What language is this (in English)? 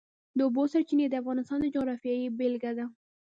Pashto